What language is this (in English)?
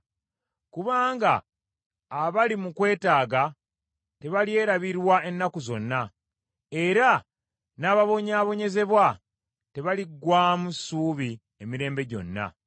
Ganda